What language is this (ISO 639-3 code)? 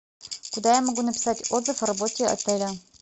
rus